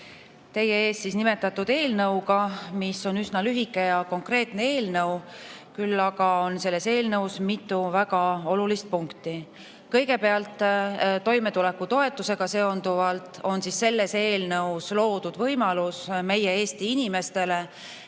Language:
Estonian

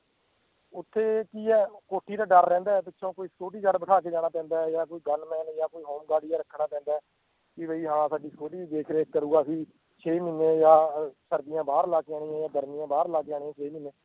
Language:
Punjabi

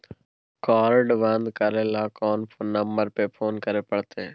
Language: Maithili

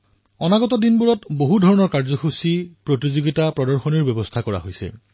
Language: Assamese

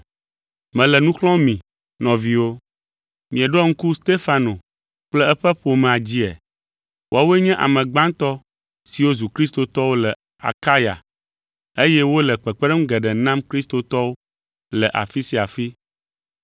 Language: Ewe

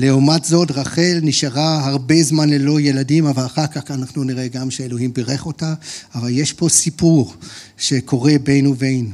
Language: Hebrew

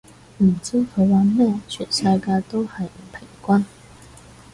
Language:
Cantonese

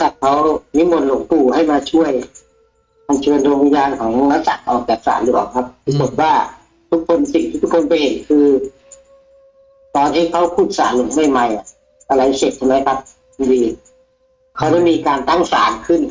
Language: Thai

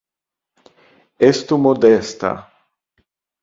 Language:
Esperanto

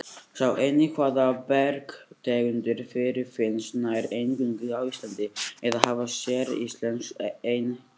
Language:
Icelandic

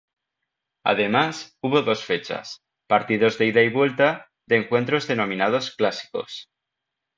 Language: Spanish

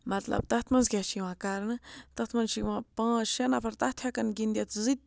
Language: Kashmiri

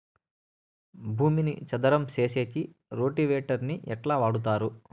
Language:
Telugu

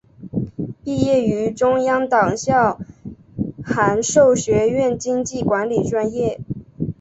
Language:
Chinese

